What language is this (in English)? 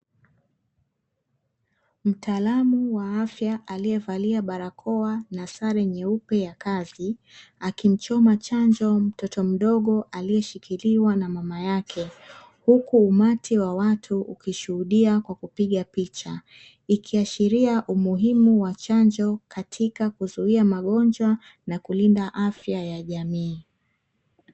Swahili